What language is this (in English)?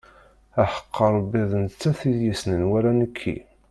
Kabyle